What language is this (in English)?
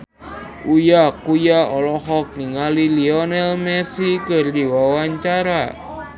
Sundanese